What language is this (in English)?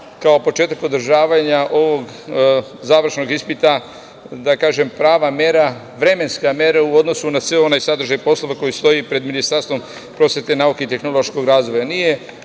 Serbian